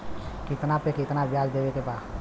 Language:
Bhojpuri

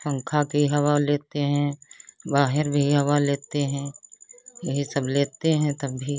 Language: Hindi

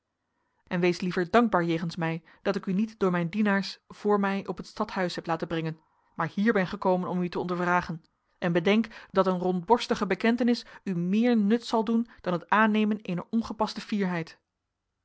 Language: Dutch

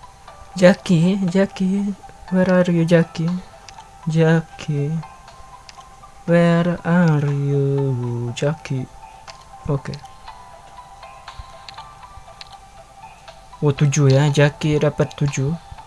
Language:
Indonesian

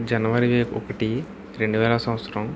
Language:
Telugu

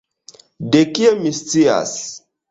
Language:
Esperanto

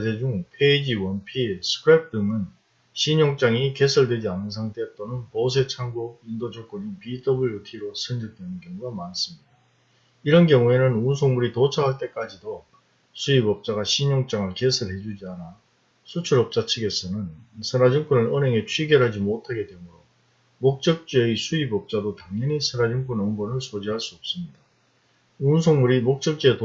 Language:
Korean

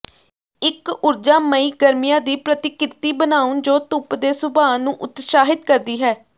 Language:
Punjabi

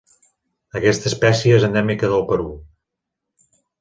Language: Catalan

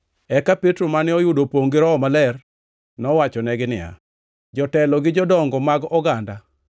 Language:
Luo (Kenya and Tanzania)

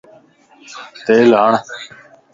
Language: Lasi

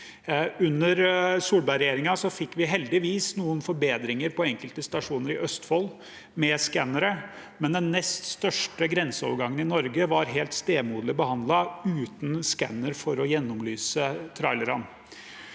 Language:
Norwegian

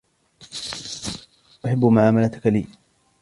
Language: Arabic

